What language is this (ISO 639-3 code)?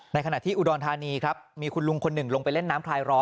tha